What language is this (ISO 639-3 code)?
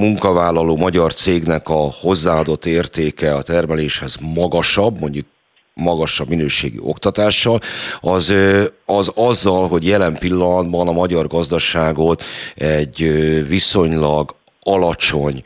hun